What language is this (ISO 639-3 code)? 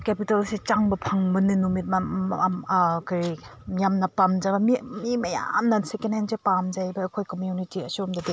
mni